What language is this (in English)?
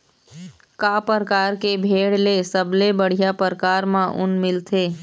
Chhattisgarhi